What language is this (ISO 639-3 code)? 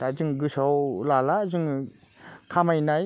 brx